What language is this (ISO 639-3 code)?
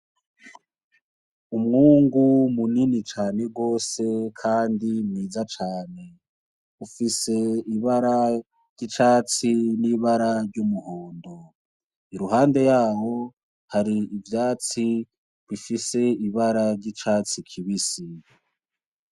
run